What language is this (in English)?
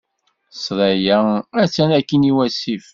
Kabyle